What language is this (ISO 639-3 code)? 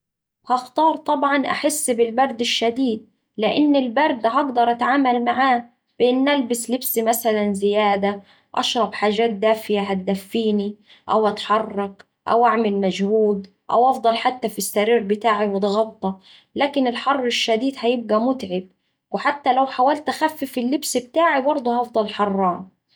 aec